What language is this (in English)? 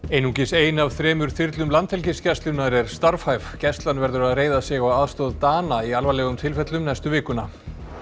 Icelandic